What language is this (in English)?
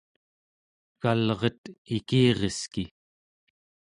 Central Yupik